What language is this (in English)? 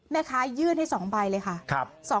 Thai